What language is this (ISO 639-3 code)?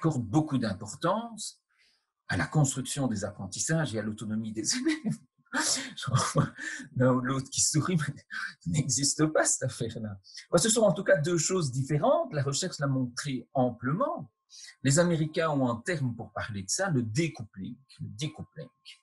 fra